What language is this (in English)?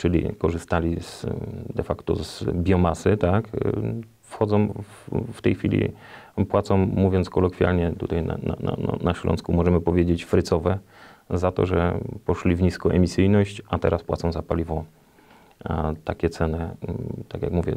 Polish